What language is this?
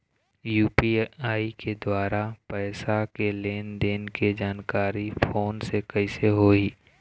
Chhattisgarhi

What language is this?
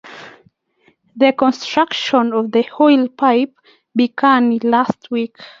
Kalenjin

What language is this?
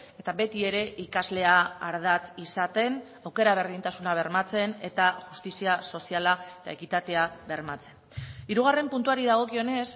Basque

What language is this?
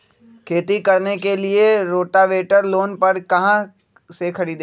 Magahi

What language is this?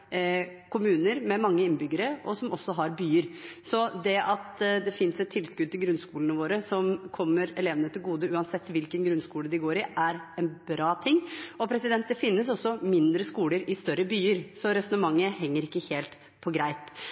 Norwegian Bokmål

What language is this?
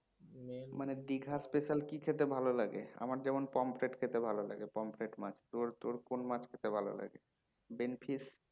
Bangla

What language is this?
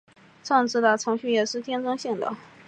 Chinese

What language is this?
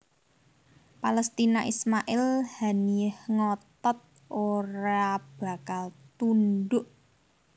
Javanese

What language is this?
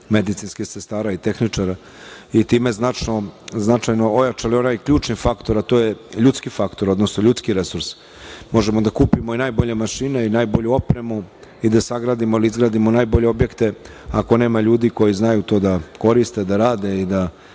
Serbian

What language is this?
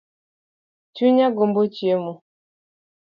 Luo (Kenya and Tanzania)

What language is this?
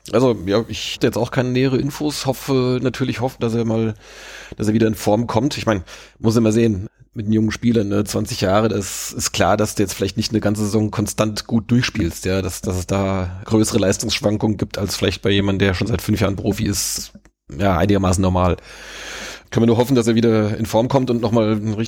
German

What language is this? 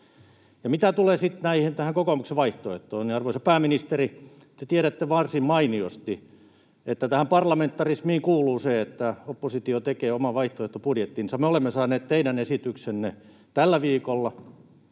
Finnish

